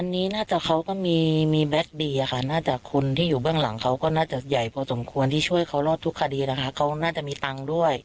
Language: Thai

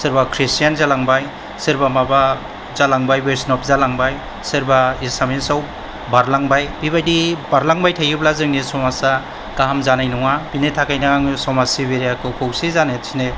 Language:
Bodo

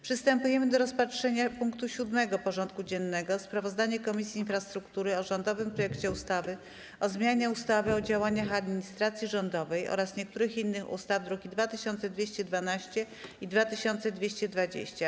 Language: Polish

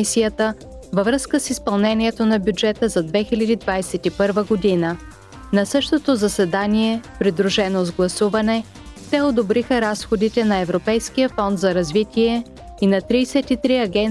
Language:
Bulgarian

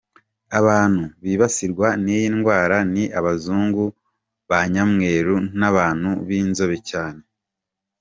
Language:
Kinyarwanda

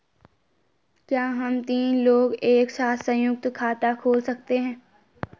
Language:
Hindi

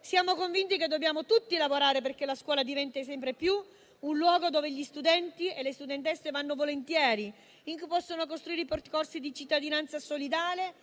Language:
Italian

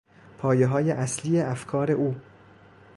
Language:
Persian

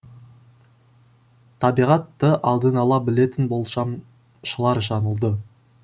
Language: Kazakh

